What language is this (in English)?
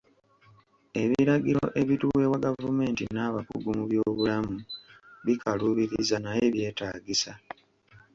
Ganda